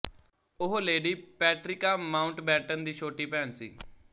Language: Punjabi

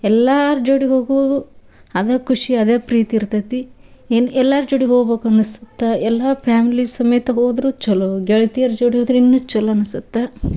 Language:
Kannada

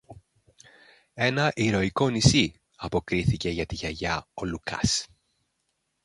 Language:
Greek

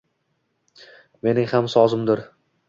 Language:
Uzbek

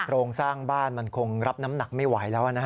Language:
Thai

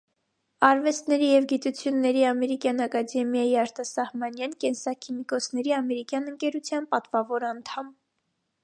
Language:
Armenian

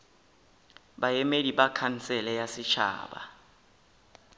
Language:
Northern Sotho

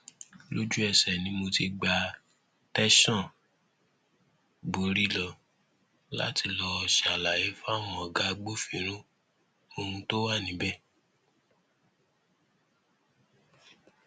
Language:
Yoruba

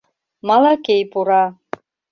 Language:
Mari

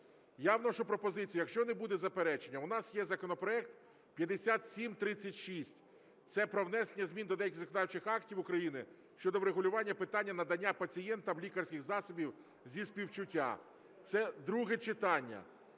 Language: Ukrainian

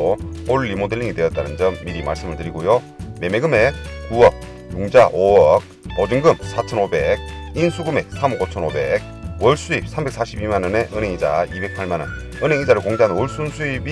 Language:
Korean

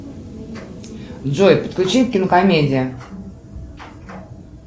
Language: Russian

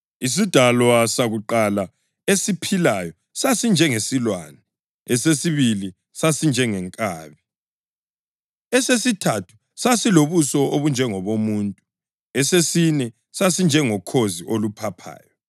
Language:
North Ndebele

